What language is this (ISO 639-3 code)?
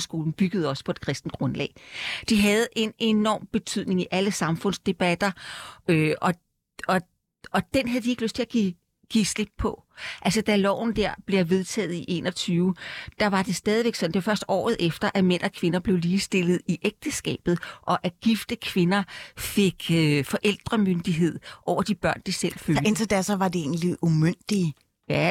dan